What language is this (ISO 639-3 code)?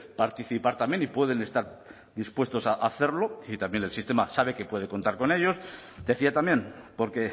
spa